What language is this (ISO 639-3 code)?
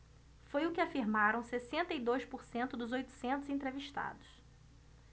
por